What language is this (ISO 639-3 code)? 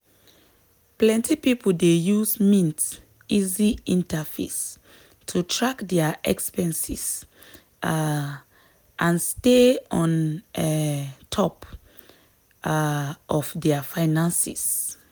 pcm